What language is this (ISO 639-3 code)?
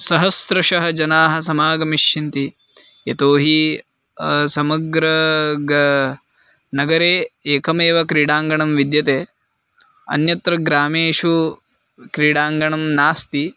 san